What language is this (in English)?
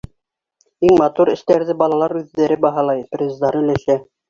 Bashkir